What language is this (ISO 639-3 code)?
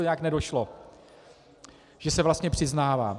ces